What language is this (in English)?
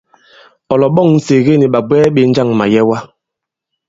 Bankon